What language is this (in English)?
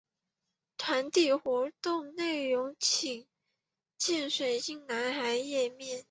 Chinese